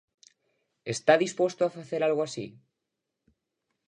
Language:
Galician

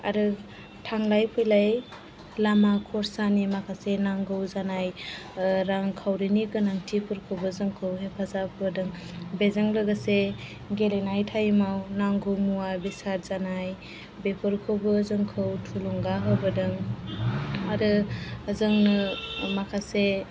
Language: Bodo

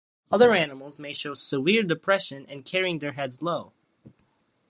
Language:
English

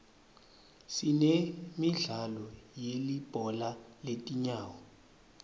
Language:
Swati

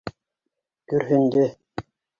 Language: Bashkir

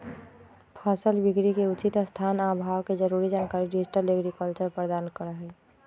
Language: Magahi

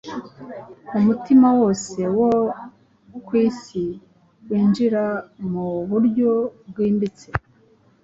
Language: Kinyarwanda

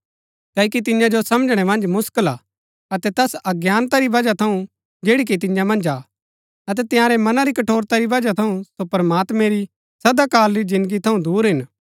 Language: Gaddi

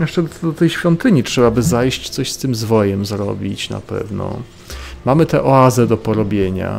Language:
Polish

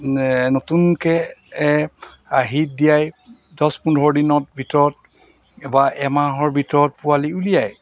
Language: Assamese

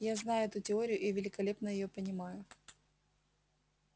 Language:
Russian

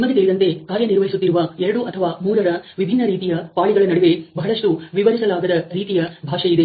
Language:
Kannada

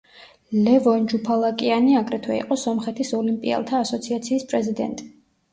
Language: Georgian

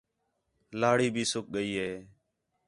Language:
Khetrani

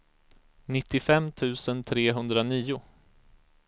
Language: Swedish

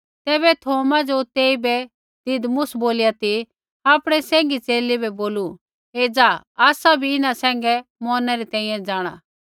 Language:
Kullu Pahari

